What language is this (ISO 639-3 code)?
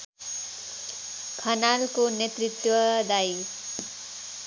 nep